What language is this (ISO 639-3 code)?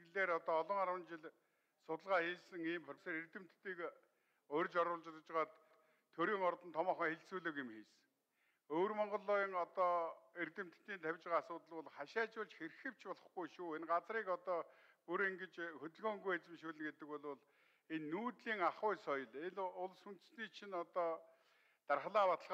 tur